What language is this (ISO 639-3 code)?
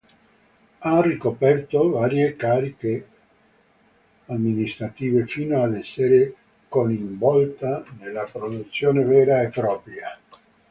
ita